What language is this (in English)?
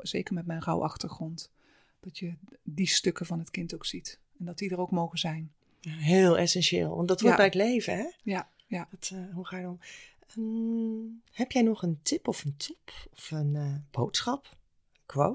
Dutch